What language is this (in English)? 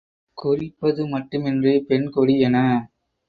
Tamil